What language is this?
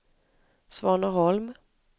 Swedish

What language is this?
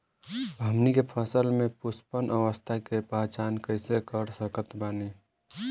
Bhojpuri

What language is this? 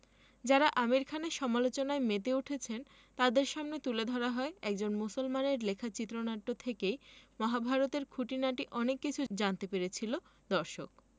Bangla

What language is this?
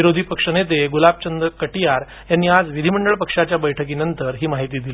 Marathi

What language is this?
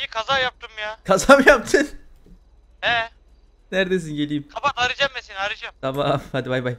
Turkish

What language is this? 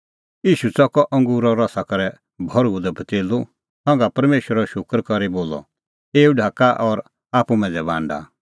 Kullu Pahari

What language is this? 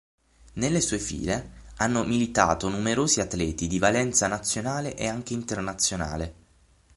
Italian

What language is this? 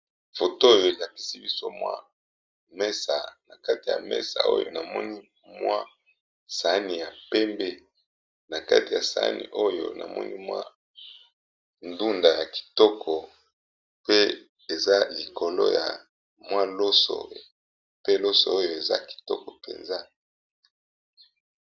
Lingala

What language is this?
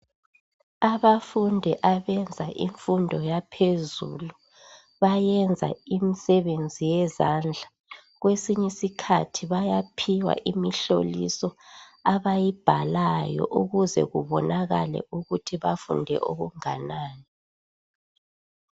North Ndebele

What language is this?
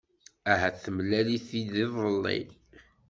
Kabyle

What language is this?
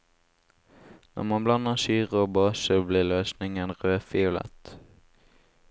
Norwegian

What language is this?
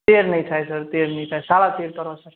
Gujarati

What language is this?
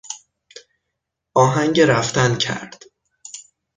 Persian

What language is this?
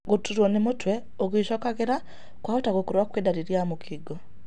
Kikuyu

